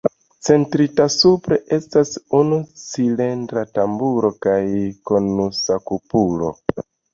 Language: Esperanto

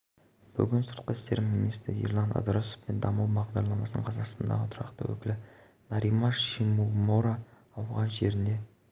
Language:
Kazakh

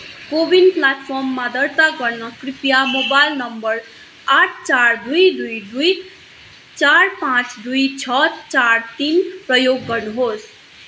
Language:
Nepali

